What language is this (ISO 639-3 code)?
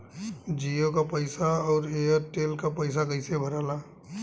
bho